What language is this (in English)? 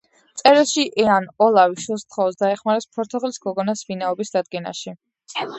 Georgian